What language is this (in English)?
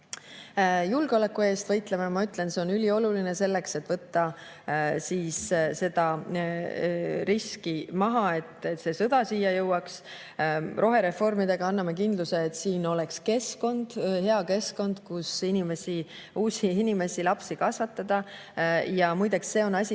Estonian